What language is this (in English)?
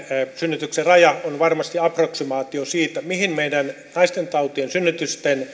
Finnish